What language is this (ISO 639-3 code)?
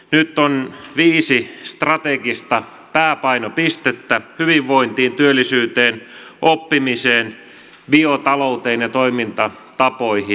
fin